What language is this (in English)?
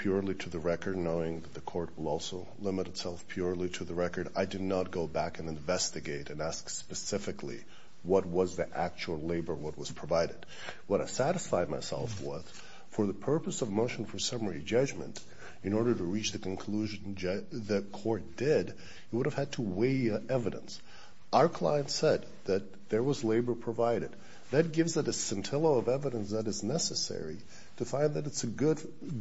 English